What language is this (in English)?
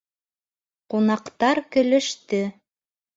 Bashkir